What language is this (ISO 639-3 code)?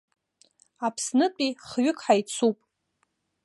abk